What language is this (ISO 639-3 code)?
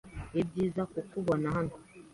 kin